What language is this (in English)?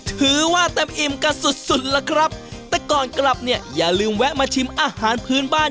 Thai